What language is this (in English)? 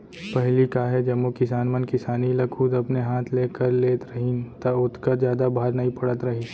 Chhattisgarhi